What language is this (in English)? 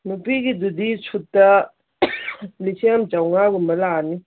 Manipuri